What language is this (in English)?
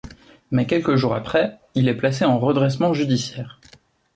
French